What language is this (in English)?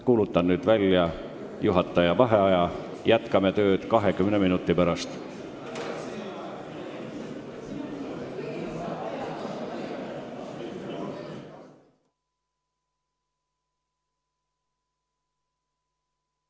Estonian